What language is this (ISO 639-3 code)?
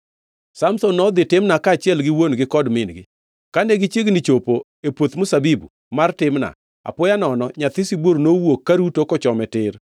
luo